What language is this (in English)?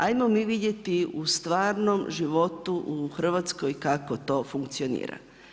Croatian